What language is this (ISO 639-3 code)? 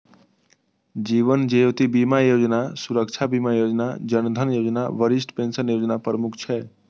mai